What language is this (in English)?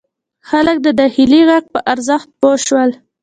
Pashto